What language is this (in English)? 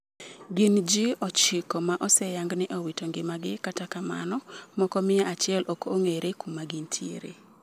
Luo (Kenya and Tanzania)